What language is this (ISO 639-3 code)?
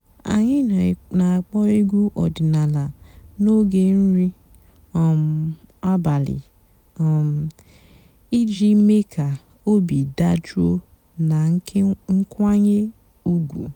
ibo